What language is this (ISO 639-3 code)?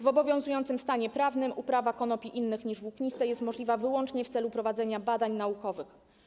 pol